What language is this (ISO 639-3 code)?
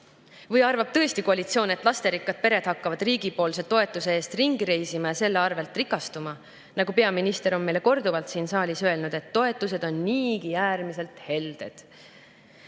est